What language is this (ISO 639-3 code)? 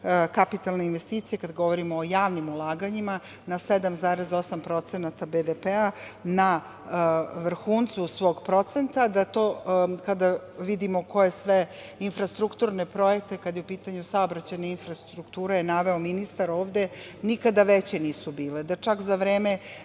srp